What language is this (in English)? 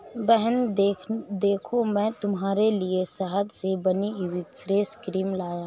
Hindi